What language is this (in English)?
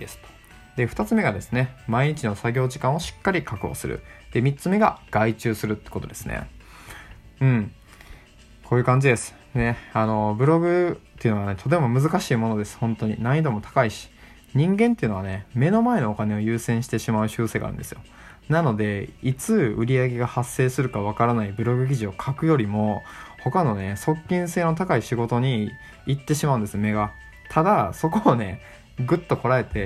Japanese